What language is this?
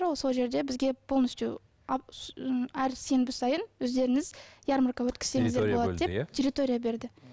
Kazakh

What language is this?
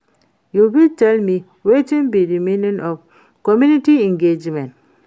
Nigerian Pidgin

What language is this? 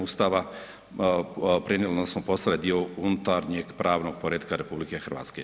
Croatian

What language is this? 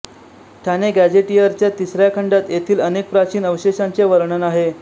Marathi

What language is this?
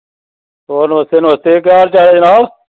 Dogri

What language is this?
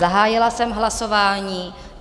Czech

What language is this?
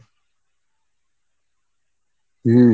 Bangla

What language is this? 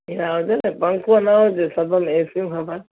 Sindhi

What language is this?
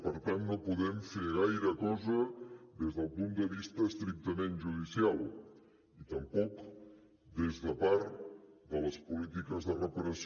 Catalan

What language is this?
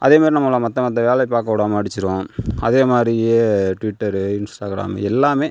Tamil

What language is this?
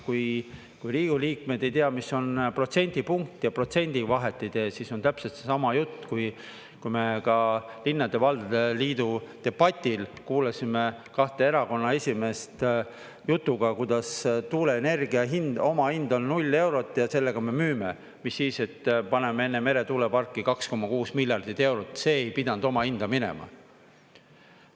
Estonian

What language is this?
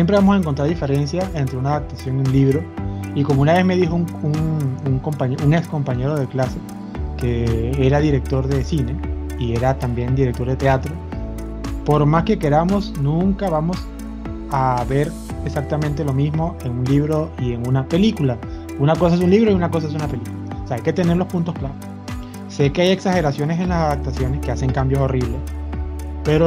Spanish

